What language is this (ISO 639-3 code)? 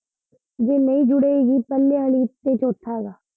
pan